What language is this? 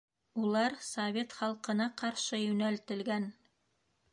Bashkir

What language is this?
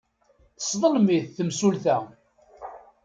Kabyle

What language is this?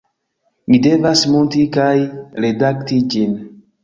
Esperanto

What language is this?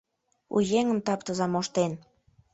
Mari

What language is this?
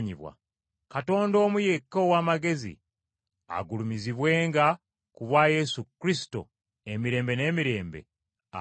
Ganda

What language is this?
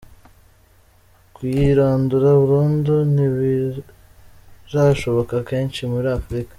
Kinyarwanda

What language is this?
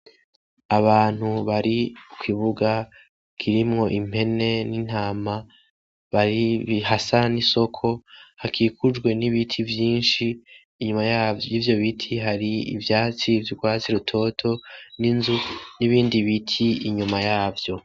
Rundi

